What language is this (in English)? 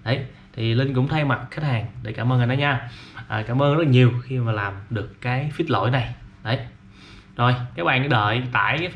Vietnamese